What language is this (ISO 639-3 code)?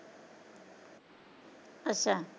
pan